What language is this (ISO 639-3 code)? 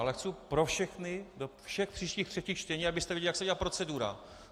ces